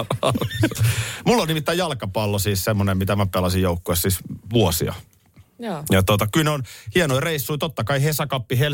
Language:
Finnish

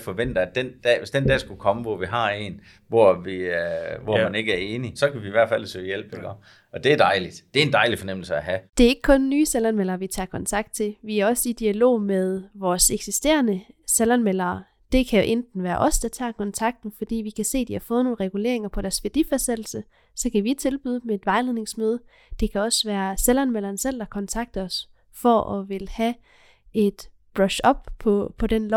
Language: Danish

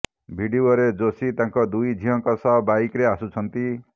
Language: Odia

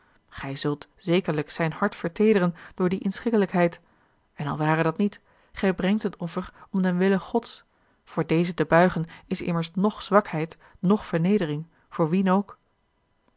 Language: Dutch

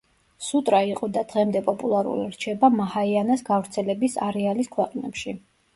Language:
Georgian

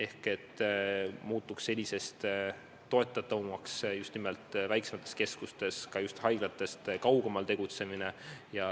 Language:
Estonian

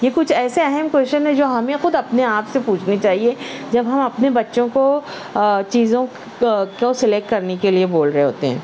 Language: Urdu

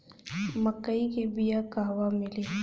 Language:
Bhojpuri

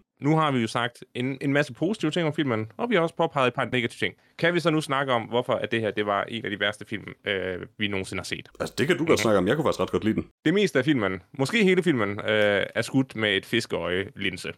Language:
Danish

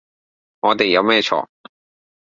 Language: Cantonese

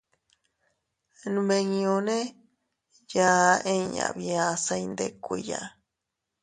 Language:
Teutila Cuicatec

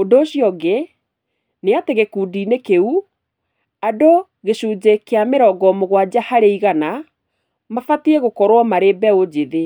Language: Kikuyu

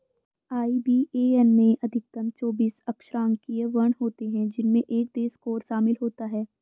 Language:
Hindi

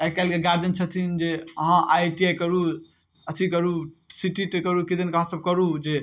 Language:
Maithili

